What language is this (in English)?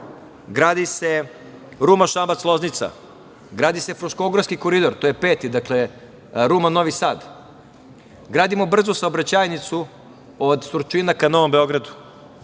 Serbian